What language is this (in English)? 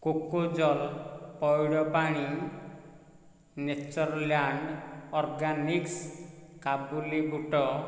Odia